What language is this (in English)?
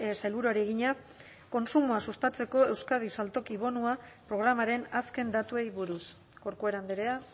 Basque